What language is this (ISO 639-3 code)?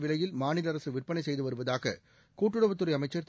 tam